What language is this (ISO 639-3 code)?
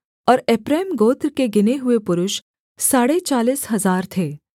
hin